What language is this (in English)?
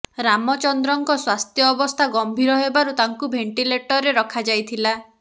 Odia